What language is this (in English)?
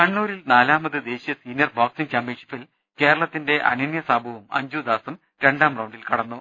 Malayalam